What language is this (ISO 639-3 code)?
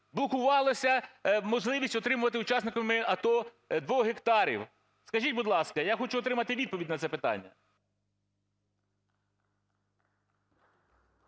ukr